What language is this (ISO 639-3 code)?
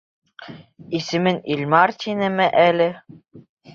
bak